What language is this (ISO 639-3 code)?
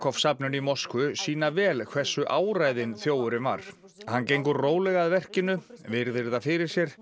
isl